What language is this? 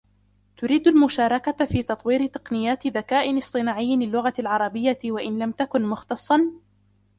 Arabic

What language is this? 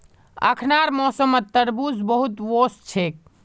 Magahi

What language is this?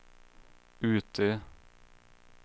Swedish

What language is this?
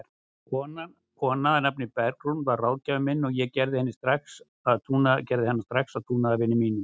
Icelandic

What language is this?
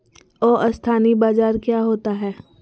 Magahi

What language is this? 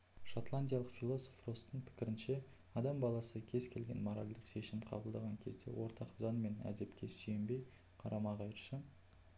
Kazakh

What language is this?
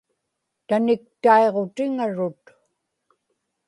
Inupiaq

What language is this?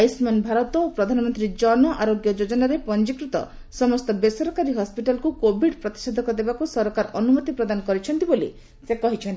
Odia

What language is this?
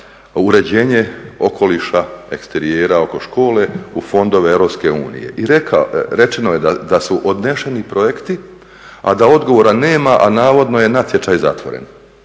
Croatian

